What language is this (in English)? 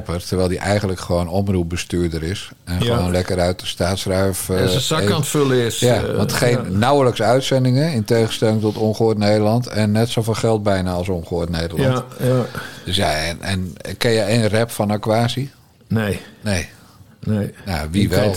Dutch